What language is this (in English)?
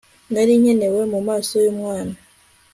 Kinyarwanda